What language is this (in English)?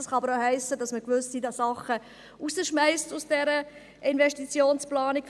Swiss German